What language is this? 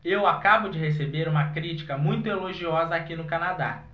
Portuguese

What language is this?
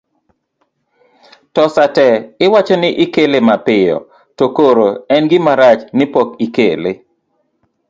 Luo (Kenya and Tanzania)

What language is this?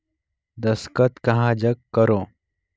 Chhattisgarhi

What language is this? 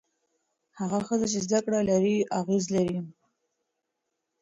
Pashto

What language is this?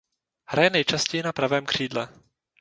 Czech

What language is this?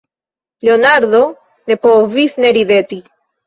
Esperanto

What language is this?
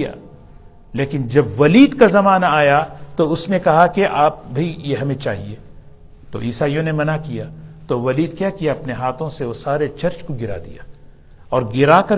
Urdu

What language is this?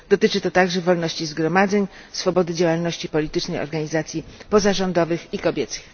Polish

